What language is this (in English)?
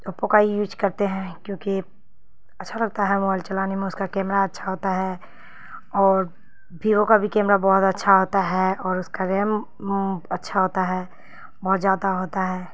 Urdu